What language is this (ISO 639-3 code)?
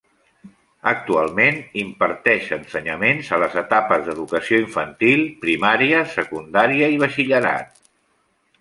cat